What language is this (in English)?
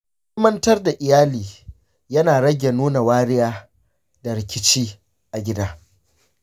Hausa